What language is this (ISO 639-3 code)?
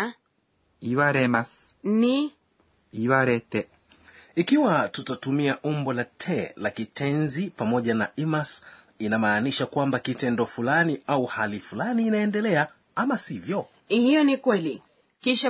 swa